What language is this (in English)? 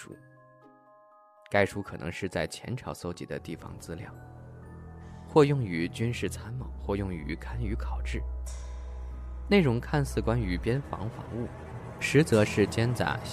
Chinese